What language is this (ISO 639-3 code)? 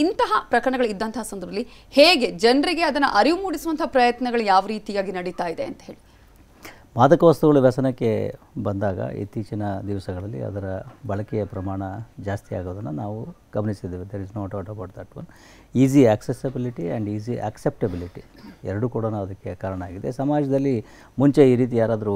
kan